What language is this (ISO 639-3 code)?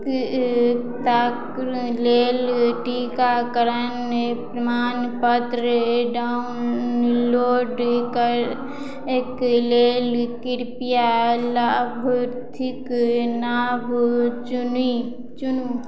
mai